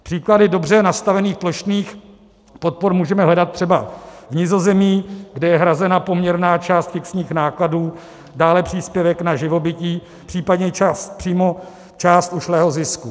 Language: Czech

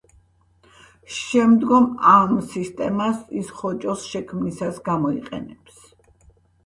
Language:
Georgian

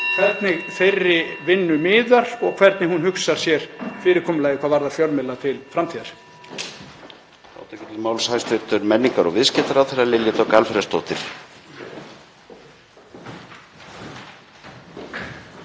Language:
Icelandic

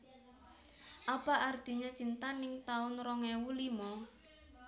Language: Javanese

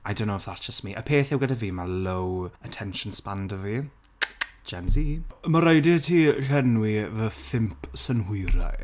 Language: Welsh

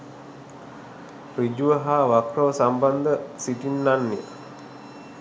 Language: Sinhala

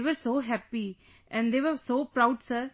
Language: English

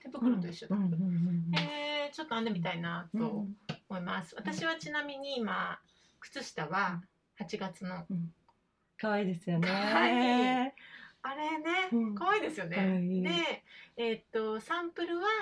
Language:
Japanese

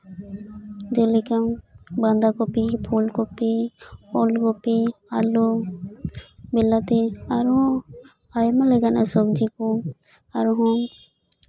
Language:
Santali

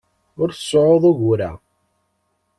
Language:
Kabyle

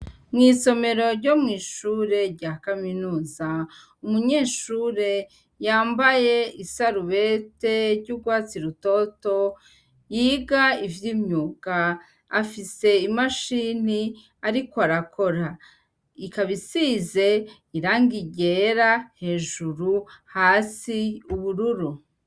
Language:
Rundi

